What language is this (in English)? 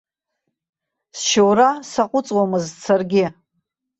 Abkhazian